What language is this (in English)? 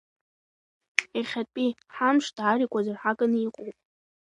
Abkhazian